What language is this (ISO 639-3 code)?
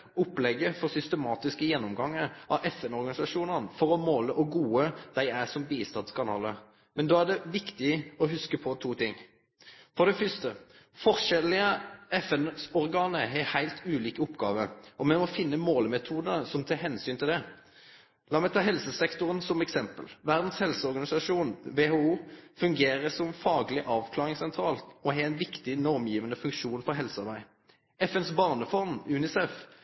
nno